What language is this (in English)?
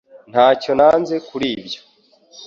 Kinyarwanda